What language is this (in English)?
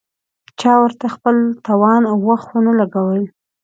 Pashto